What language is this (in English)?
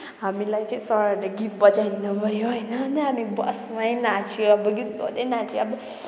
Nepali